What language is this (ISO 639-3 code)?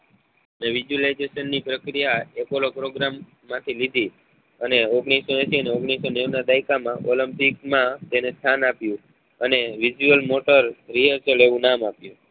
guj